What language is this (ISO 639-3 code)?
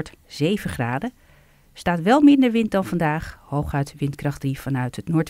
nld